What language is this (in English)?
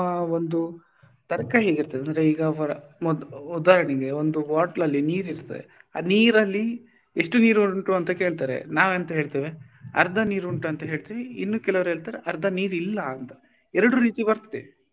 Kannada